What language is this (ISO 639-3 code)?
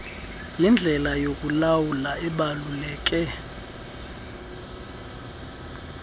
xho